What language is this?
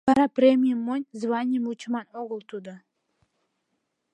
Mari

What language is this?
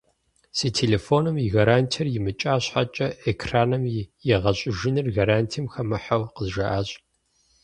Kabardian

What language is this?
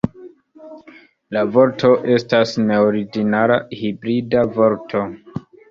Esperanto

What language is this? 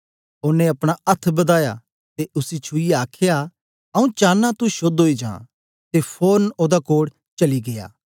Dogri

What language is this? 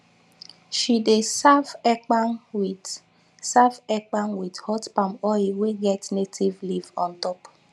Nigerian Pidgin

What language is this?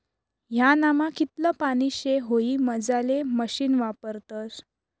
Marathi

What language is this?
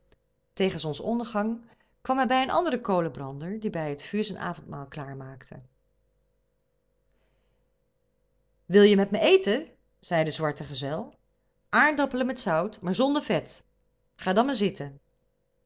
Dutch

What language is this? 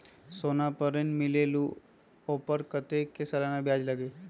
Magahi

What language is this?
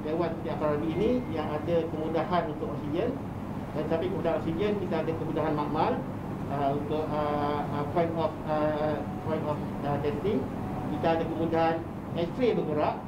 Malay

